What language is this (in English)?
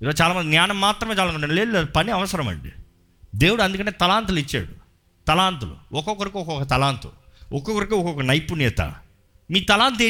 Telugu